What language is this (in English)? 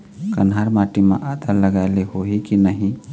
Chhattisgarhi